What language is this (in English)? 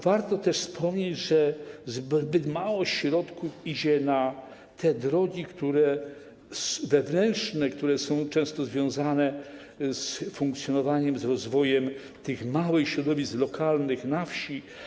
Polish